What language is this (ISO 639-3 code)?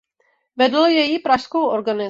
ces